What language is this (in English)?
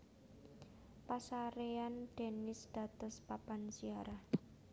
Javanese